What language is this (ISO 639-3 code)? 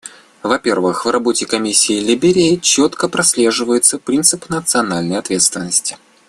rus